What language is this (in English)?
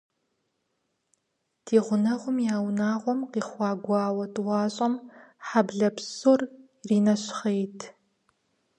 Kabardian